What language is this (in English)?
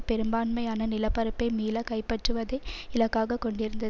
Tamil